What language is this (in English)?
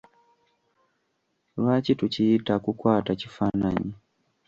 Ganda